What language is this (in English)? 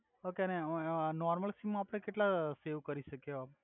Gujarati